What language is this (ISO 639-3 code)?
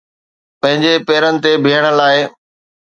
snd